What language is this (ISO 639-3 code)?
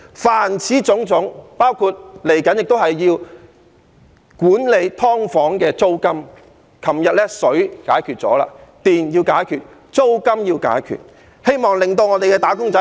yue